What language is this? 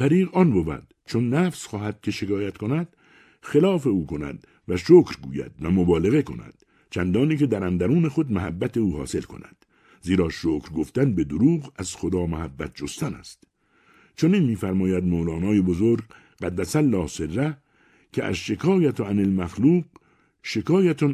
Persian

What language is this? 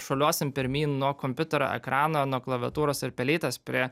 Lithuanian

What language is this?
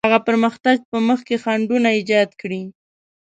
Pashto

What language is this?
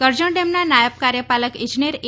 Gujarati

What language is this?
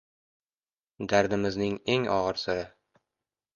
Uzbek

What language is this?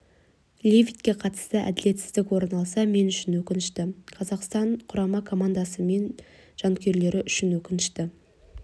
Kazakh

